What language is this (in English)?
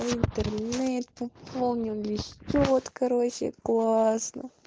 Russian